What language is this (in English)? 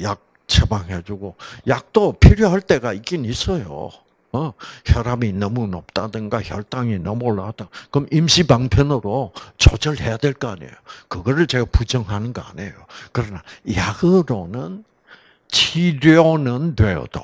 Korean